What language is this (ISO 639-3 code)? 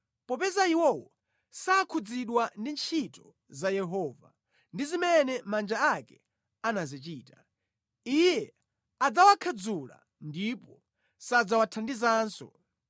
nya